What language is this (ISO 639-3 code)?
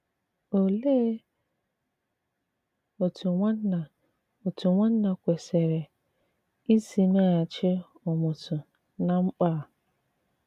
ibo